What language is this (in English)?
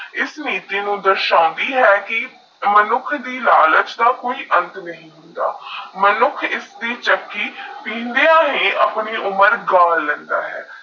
Punjabi